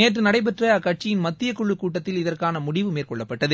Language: Tamil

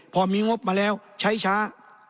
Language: Thai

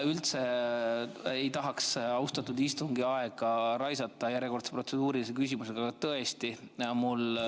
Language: Estonian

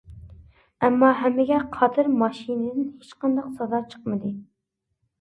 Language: Uyghur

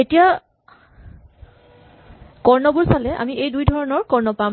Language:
Assamese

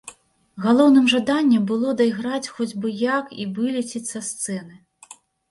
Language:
Belarusian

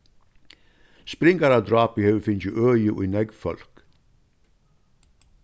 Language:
Faroese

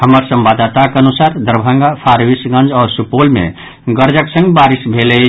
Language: Maithili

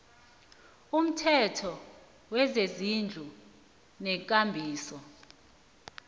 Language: South Ndebele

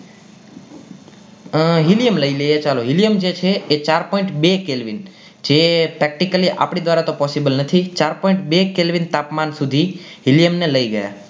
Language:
Gujarati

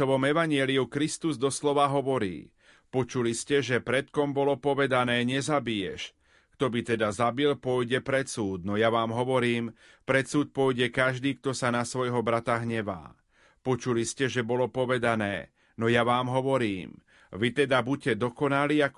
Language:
Slovak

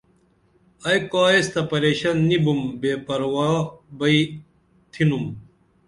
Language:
Dameli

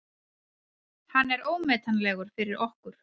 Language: Icelandic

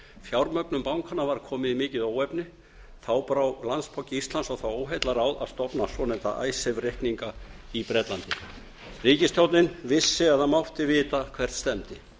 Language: Icelandic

